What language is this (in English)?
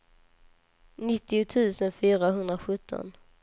Swedish